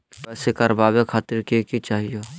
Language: Magahi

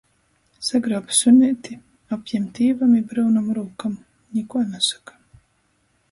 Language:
Latgalian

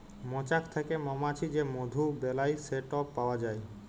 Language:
Bangla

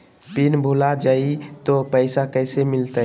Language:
Magahi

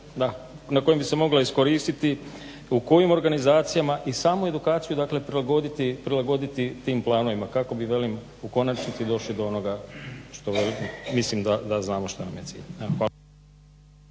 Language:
Croatian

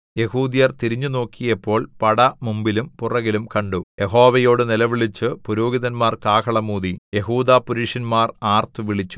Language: Malayalam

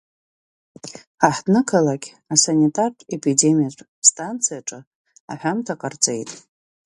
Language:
Abkhazian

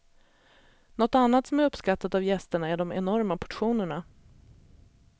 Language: Swedish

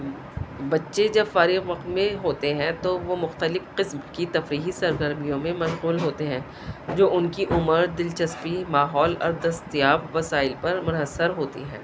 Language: Urdu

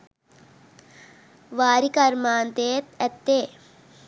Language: Sinhala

